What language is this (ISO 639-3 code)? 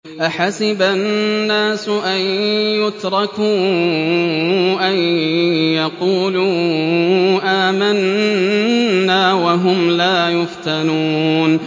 ara